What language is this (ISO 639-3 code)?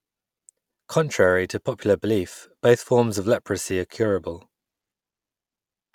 eng